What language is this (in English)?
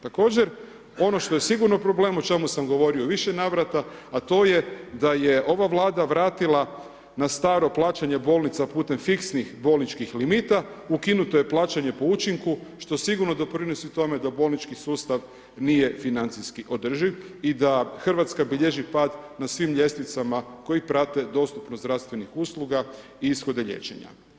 Croatian